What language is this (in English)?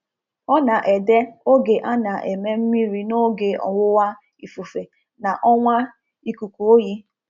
Igbo